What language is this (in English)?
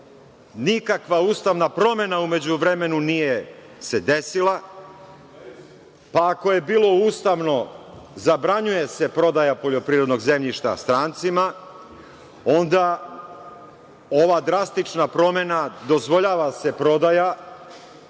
Serbian